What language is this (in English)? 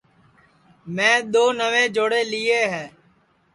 Sansi